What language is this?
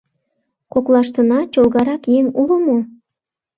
Mari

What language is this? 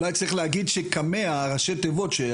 Hebrew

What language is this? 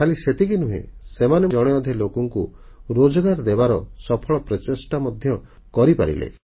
Odia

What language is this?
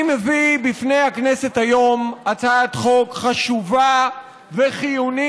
Hebrew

